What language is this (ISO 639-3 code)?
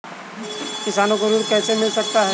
hin